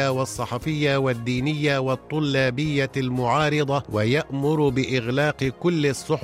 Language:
Arabic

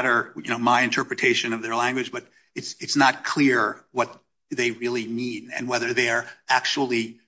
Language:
English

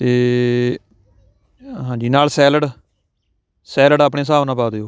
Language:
Punjabi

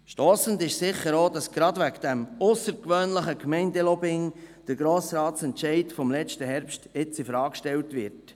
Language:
Swiss German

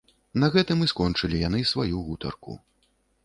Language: Belarusian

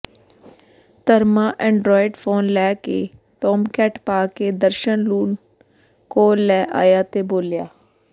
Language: Punjabi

